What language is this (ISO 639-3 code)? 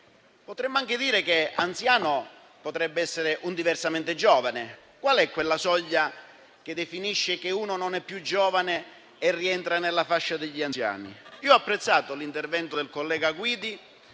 ita